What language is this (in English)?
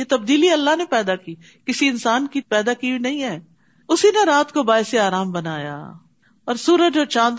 Urdu